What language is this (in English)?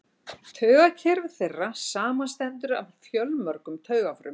Icelandic